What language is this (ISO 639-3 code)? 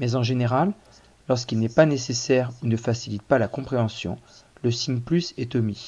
fra